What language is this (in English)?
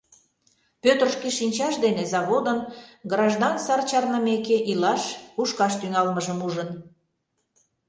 Mari